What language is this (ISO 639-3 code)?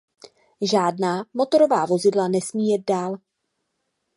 ces